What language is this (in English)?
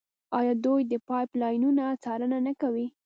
Pashto